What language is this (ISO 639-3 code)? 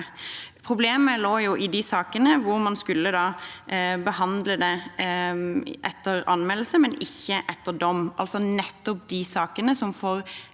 nor